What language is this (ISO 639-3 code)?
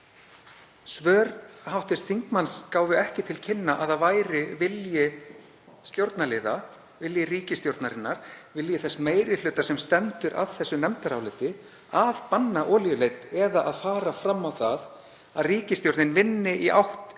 isl